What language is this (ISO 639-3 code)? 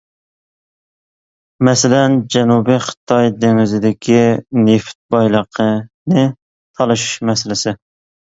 uig